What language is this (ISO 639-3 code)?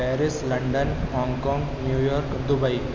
snd